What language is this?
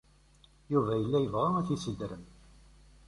Kabyle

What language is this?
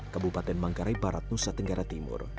Indonesian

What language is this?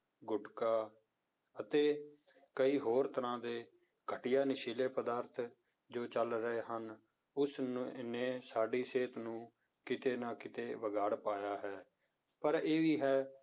Punjabi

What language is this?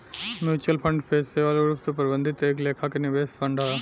Bhojpuri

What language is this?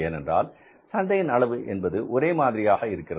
Tamil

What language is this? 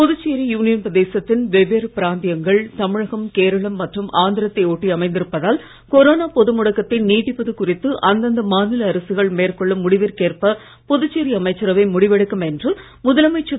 Tamil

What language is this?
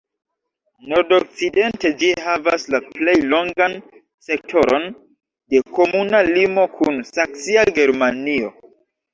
Esperanto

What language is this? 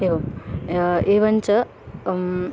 Sanskrit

